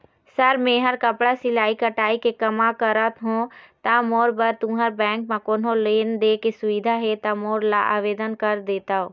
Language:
Chhattisgarhi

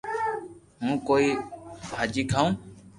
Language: Loarki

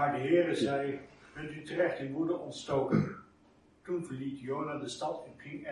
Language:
Dutch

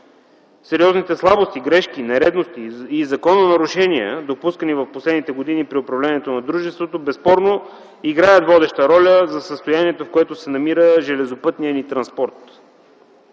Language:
Bulgarian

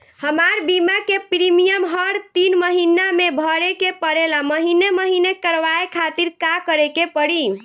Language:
Bhojpuri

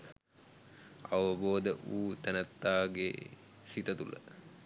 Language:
Sinhala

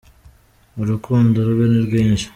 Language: Kinyarwanda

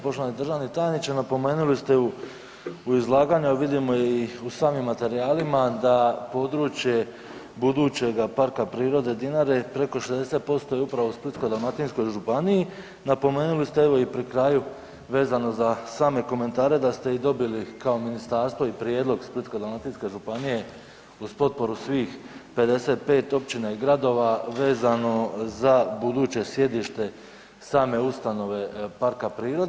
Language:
Croatian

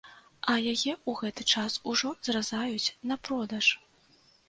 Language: Belarusian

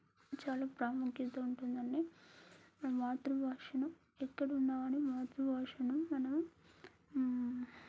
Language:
Telugu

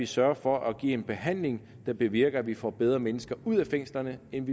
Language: Danish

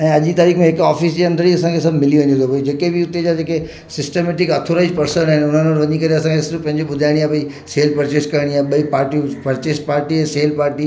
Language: Sindhi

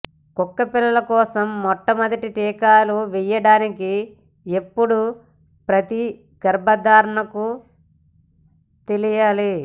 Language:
Telugu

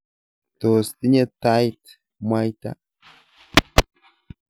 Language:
Kalenjin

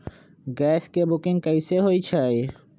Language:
Magahi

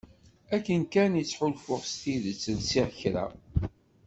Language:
Kabyle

